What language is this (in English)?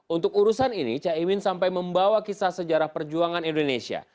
Indonesian